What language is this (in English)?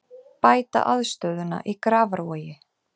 Icelandic